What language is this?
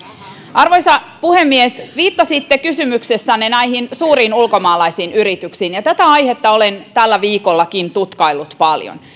Finnish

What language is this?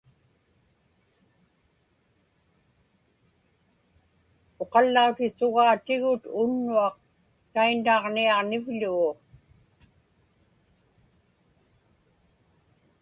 Inupiaq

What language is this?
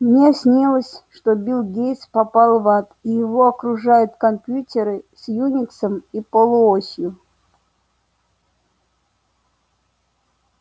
Russian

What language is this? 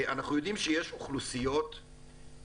Hebrew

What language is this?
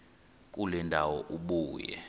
Xhosa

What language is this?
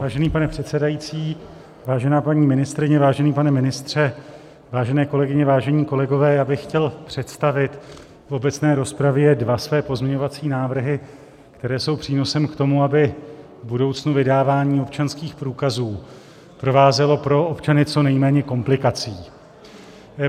Czech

